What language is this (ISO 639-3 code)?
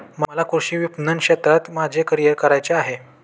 mar